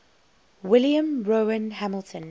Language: English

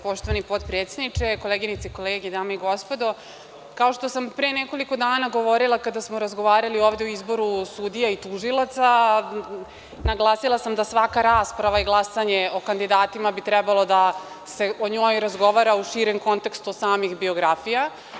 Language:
Serbian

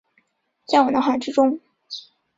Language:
Chinese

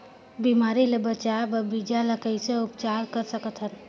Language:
Chhattisgarhi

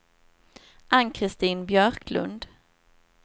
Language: Swedish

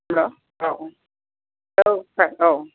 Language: Bodo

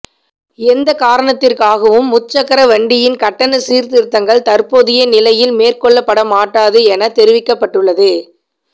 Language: Tamil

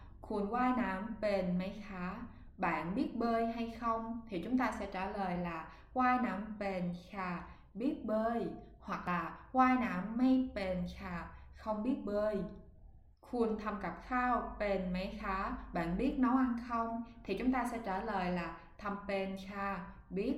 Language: Vietnamese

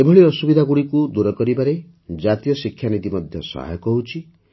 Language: Odia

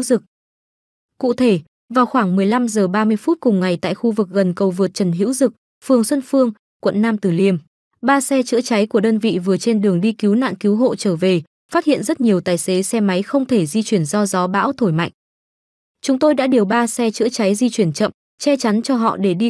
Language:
Vietnamese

